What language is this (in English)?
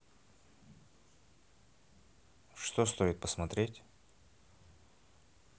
Russian